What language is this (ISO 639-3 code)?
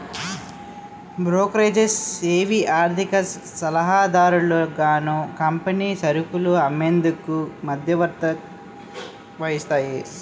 tel